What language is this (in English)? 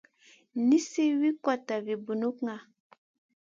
Masana